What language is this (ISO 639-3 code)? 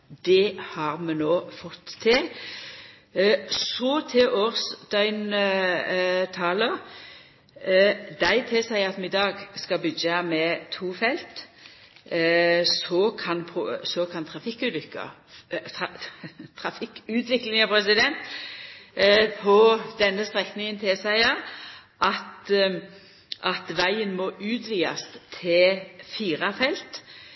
nno